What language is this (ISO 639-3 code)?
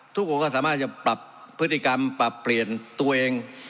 tha